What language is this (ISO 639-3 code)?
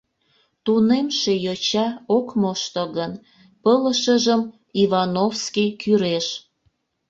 chm